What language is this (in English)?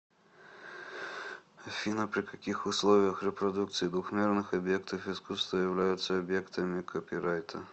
Russian